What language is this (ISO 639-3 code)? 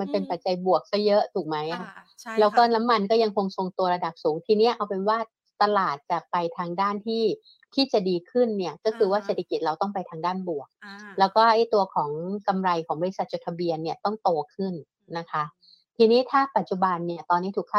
tha